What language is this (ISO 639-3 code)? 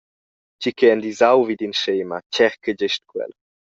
roh